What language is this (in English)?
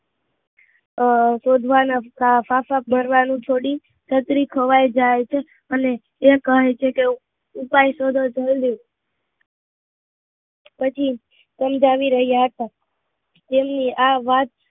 Gujarati